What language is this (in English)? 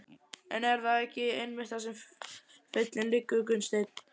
Icelandic